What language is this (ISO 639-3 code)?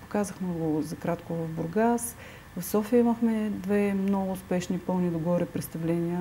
bul